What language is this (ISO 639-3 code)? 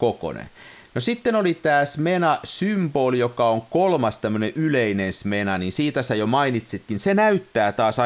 fin